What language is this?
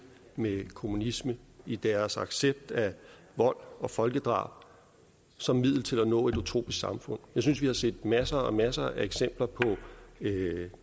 Danish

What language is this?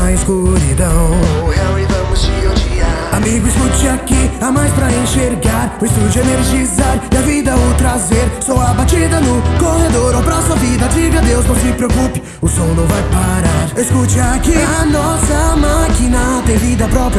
Portuguese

